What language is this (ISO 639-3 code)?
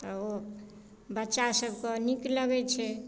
mai